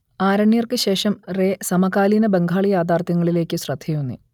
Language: Malayalam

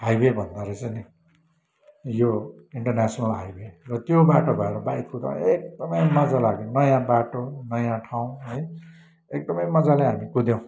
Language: Nepali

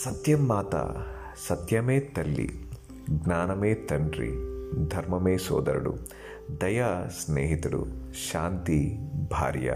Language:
Telugu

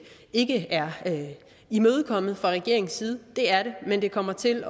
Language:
Danish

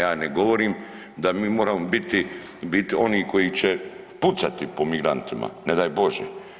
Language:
Croatian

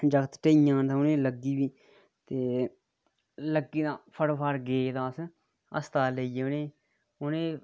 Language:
Dogri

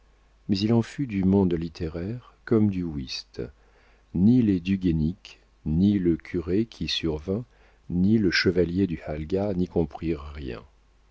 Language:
French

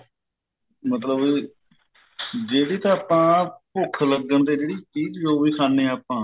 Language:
Punjabi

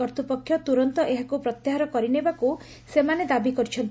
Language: Odia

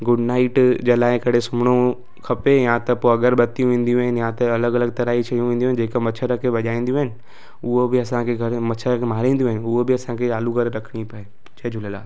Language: Sindhi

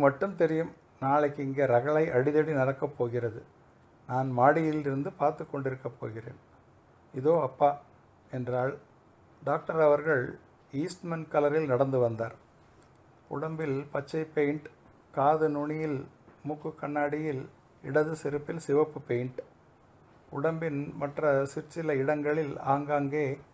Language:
Tamil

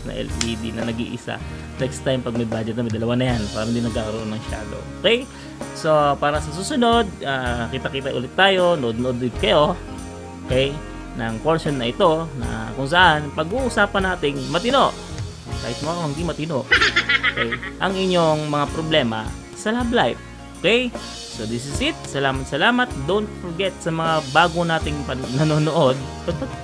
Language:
Filipino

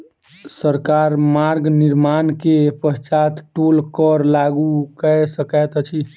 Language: Maithili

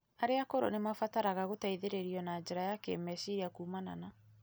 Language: Kikuyu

